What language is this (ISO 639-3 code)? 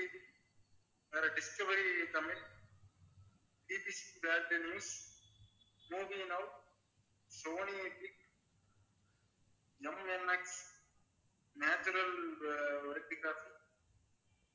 tam